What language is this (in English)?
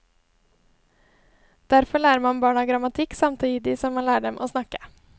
Norwegian